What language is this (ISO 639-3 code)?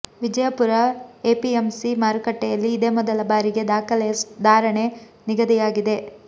kan